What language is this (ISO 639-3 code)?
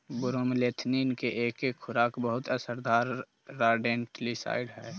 mag